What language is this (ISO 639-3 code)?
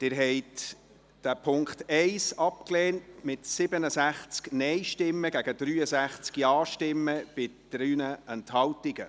gsw